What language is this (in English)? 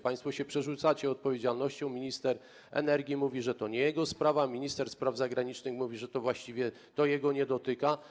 Polish